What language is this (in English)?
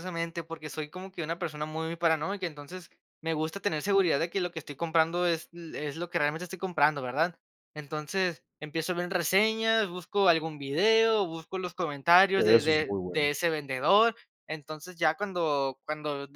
Spanish